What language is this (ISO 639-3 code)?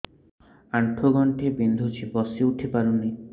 ori